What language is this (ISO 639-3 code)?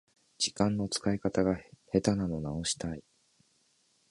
jpn